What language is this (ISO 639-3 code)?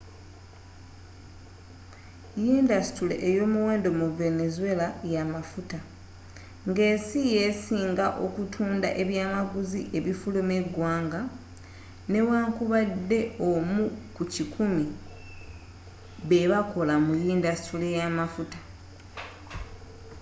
lug